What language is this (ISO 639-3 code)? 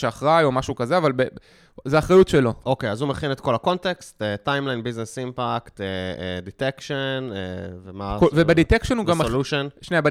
heb